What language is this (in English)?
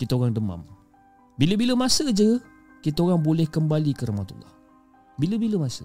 Malay